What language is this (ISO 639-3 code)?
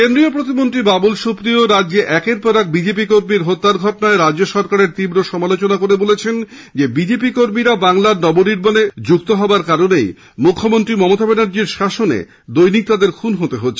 ben